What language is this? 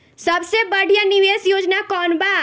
Bhojpuri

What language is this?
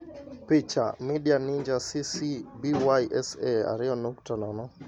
Luo (Kenya and Tanzania)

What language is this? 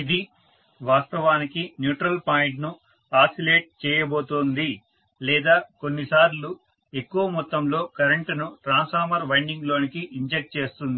Telugu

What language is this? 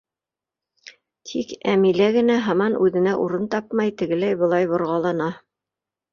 Bashkir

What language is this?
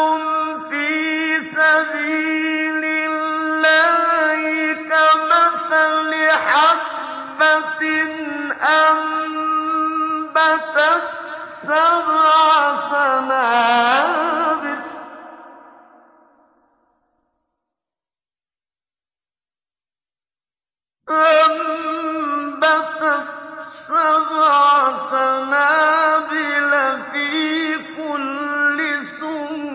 Arabic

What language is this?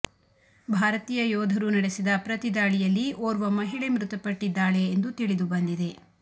Kannada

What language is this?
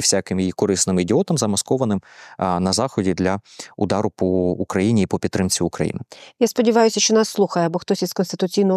Ukrainian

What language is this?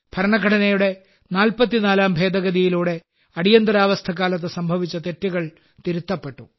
Malayalam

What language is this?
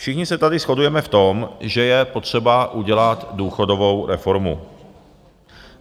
Czech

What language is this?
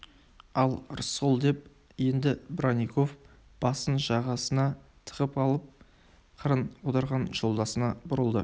Kazakh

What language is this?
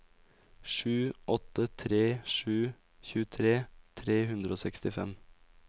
Norwegian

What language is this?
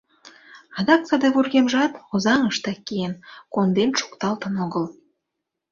Mari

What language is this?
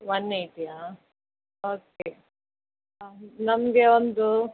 Kannada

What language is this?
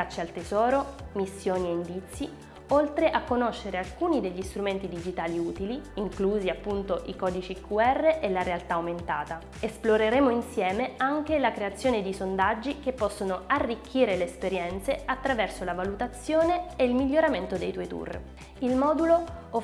Italian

